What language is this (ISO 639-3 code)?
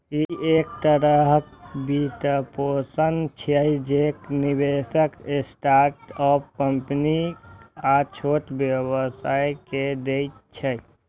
mai